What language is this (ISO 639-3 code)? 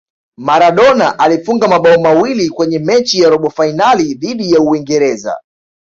swa